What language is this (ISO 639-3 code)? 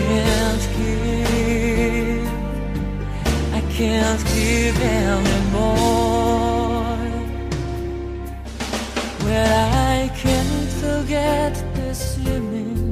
zho